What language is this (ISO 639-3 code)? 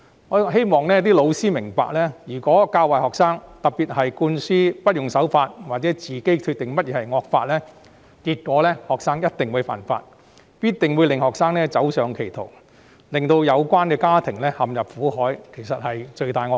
yue